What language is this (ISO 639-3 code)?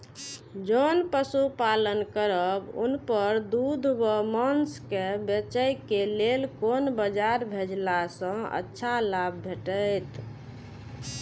mai